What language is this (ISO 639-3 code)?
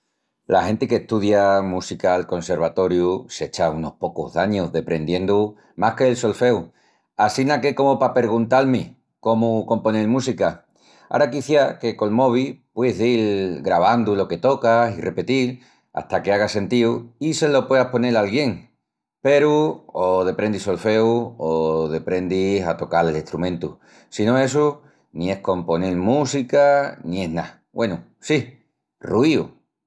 ext